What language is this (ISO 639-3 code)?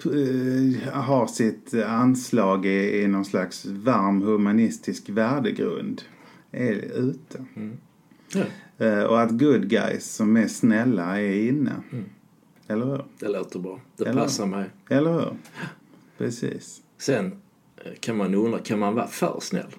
swe